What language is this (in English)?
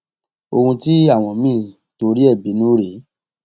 Yoruba